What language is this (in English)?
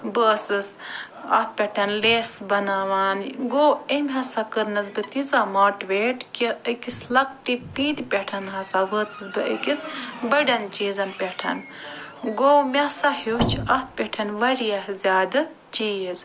Kashmiri